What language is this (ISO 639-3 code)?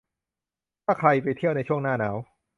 tha